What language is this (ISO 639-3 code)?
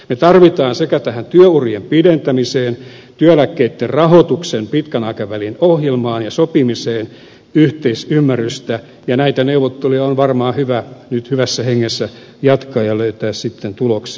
fin